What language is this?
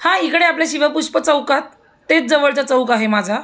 Marathi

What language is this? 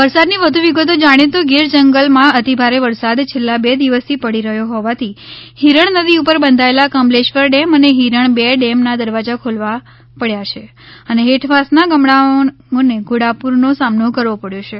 Gujarati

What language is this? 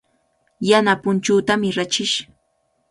Cajatambo North Lima Quechua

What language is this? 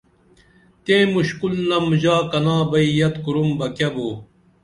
Dameli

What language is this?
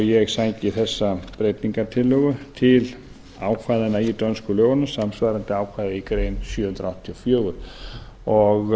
Icelandic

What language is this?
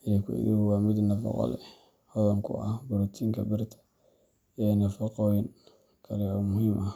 Somali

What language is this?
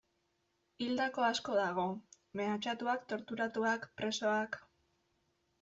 Basque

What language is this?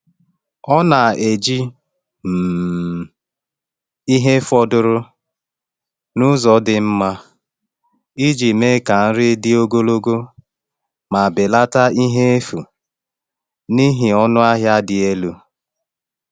Igbo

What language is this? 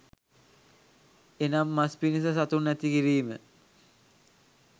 Sinhala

